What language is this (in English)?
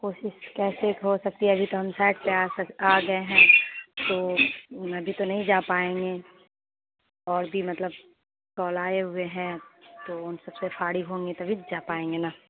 Urdu